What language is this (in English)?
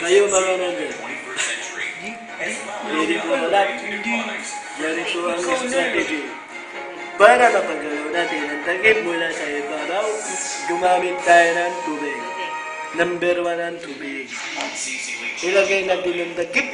Filipino